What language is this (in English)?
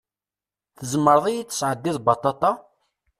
Kabyle